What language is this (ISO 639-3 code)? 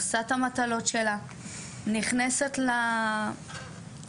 heb